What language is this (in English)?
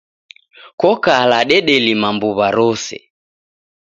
Taita